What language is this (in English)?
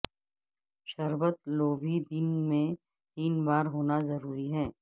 Urdu